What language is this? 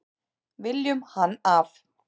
Icelandic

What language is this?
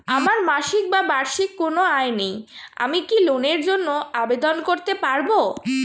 Bangla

